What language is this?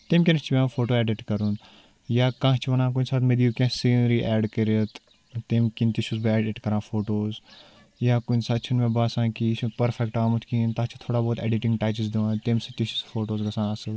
Kashmiri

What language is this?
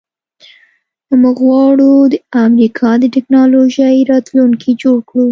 Pashto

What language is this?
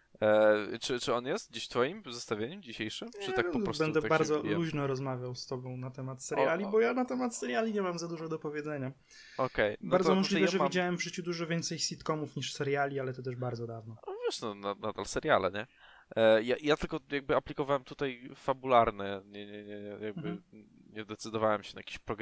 Polish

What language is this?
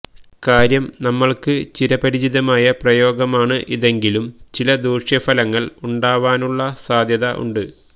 Malayalam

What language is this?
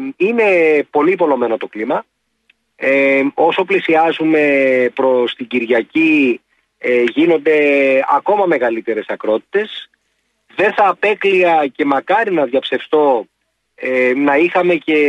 Greek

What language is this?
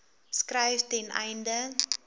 Afrikaans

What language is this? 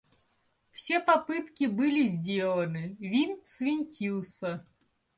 Russian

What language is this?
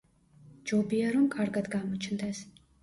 Georgian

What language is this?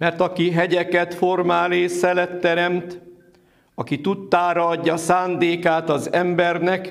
Hungarian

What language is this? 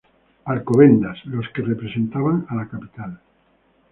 Spanish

